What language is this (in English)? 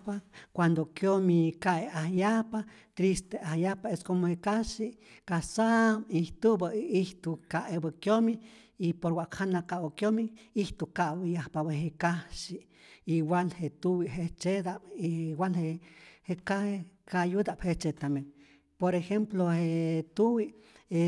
Rayón Zoque